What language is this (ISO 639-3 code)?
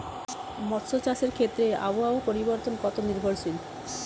ben